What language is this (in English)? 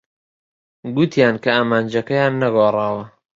Central Kurdish